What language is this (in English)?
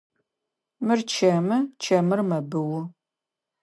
Adyghe